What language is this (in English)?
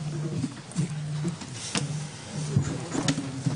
Hebrew